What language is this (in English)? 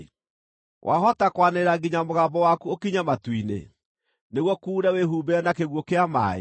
Kikuyu